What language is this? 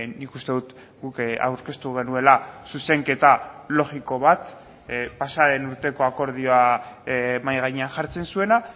Basque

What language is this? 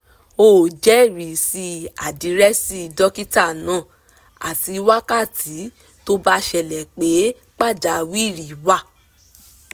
Yoruba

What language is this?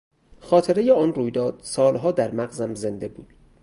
Persian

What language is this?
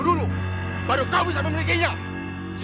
Indonesian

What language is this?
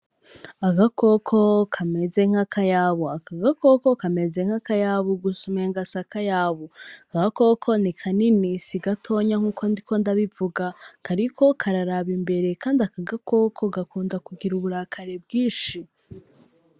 Rundi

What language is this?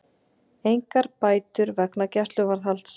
Icelandic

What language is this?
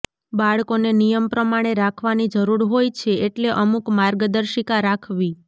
Gujarati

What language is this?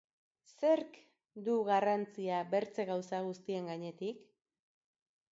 Basque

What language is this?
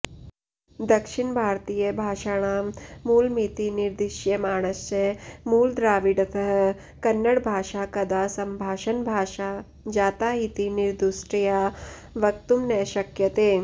Sanskrit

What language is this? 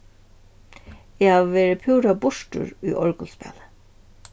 Faroese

